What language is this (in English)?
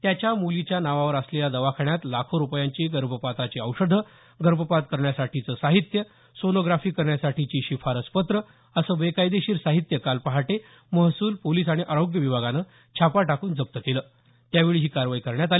Marathi